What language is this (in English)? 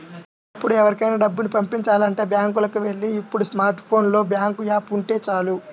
Telugu